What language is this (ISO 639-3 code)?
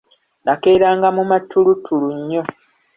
lug